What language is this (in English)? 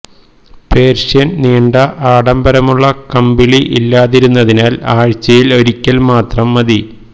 Malayalam